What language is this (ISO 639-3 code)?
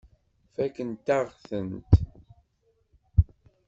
kab